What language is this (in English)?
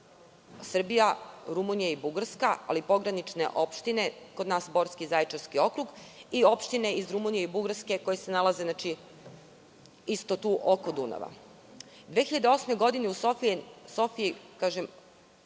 Serbian